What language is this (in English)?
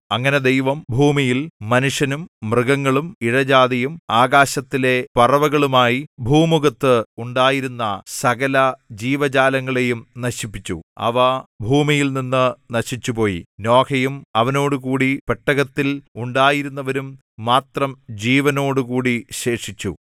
Malayalam